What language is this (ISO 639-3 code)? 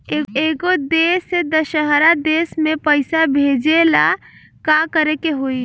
bho